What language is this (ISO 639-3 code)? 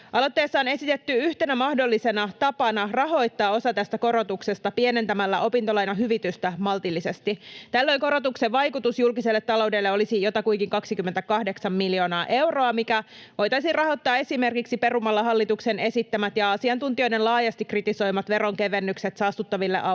fin